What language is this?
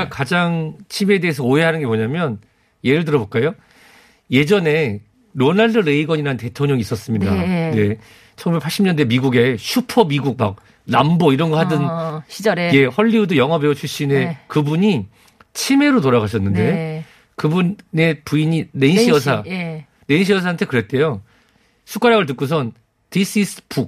Korean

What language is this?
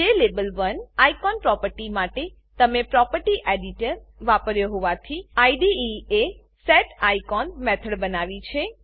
Gujarati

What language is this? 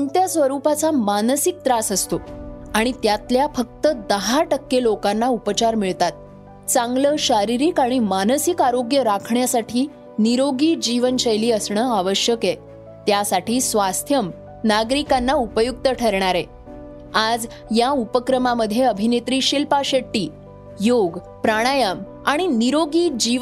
Marathi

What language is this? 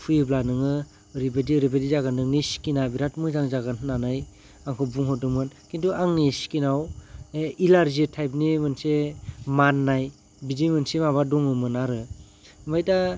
Bodo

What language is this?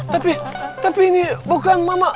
Indonesian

